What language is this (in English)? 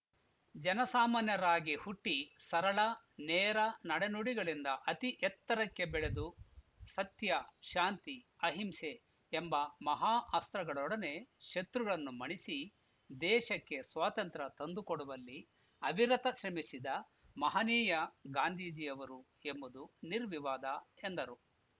Kannada